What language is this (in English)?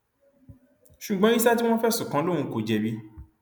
Yoruba